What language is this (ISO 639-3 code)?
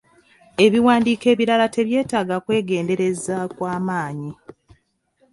lug